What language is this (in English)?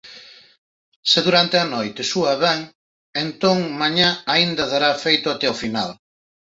Galician